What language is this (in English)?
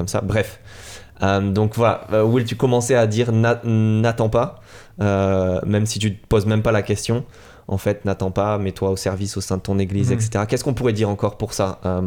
French